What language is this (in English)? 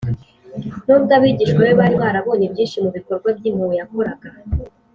Kinyarwanda